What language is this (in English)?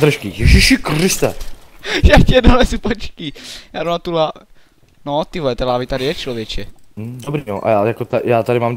Czech